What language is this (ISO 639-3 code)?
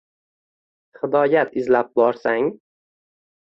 uzb